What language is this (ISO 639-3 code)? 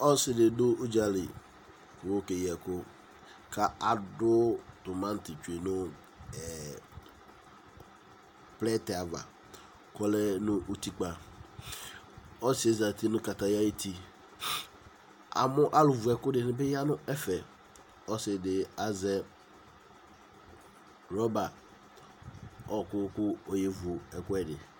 kpo